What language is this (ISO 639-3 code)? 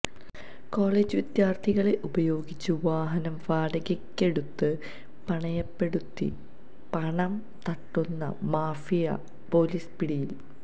mal